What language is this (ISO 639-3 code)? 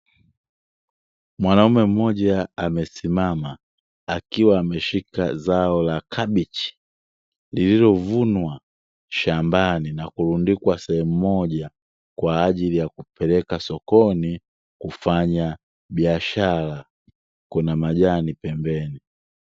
swa